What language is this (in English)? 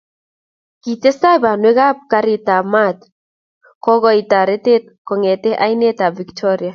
Kalenjin